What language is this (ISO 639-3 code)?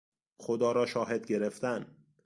fas